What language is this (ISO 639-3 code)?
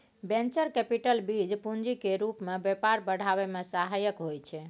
mai